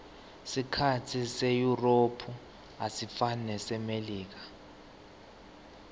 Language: Swati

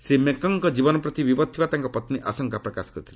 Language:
Odia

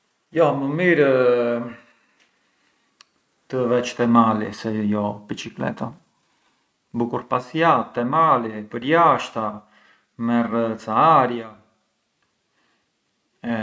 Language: Arbëreshë Albanian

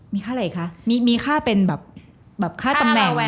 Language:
Thai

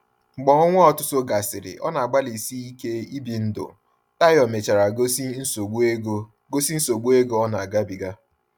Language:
Igbo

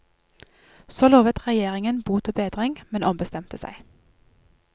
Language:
Norwegian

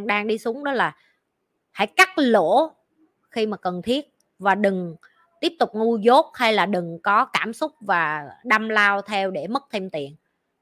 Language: Vietnamese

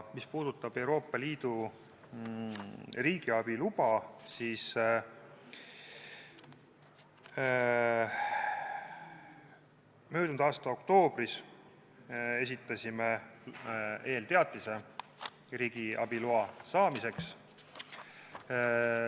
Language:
Estonian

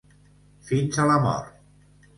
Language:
Catalan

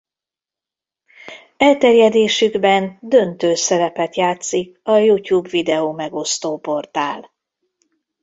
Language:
Hungarian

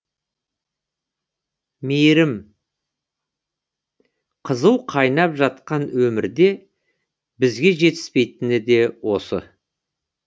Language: Kazakh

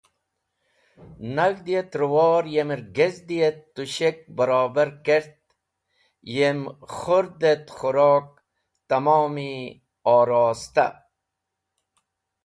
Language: Wakhi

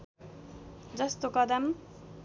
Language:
Nepali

